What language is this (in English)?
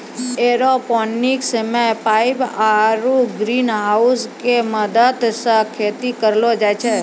Maithili